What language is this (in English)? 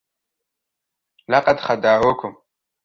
Arabic